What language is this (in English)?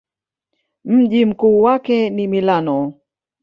Swahili